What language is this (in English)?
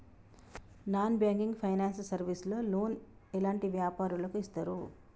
Telugu